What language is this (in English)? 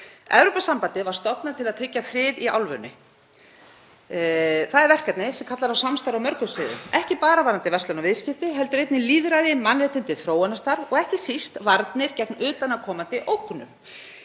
Icelandic